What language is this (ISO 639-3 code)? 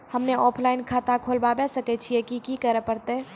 mai